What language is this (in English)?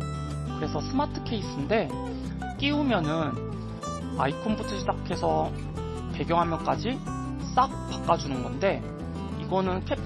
Korean